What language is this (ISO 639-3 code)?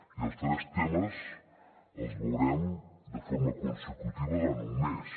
cat